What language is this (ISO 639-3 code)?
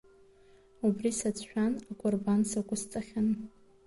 abk